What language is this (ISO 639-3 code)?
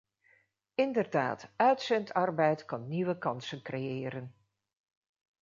nld